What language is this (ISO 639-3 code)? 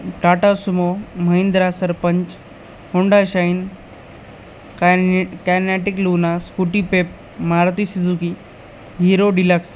mar